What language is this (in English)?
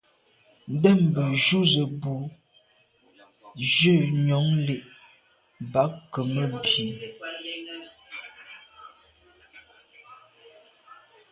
Medumba